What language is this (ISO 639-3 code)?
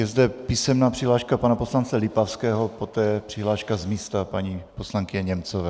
ces